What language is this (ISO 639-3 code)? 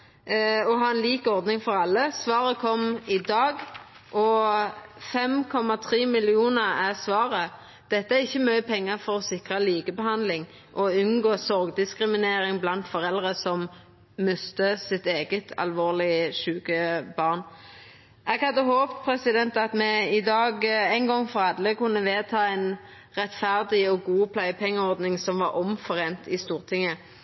nno